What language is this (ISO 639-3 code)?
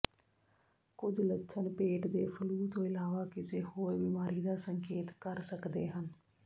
pan